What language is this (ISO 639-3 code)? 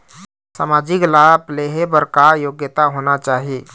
hne